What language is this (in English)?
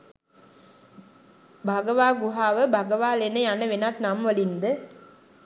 Sinhala